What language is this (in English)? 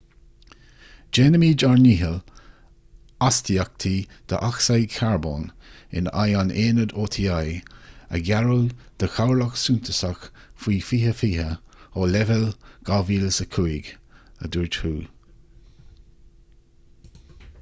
Irish